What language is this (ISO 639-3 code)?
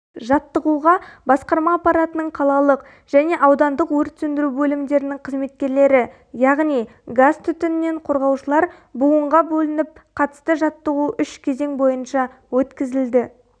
kaz